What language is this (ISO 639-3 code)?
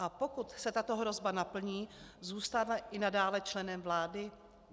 ces